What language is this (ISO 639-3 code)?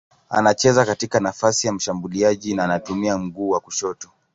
swa